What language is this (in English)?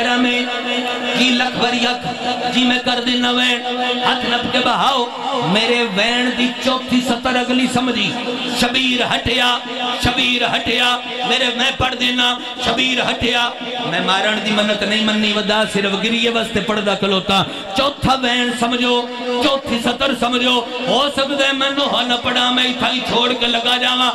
Hindi